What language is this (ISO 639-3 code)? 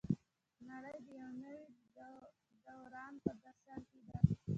pus